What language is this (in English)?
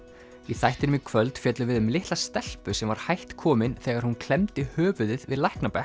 Icelandic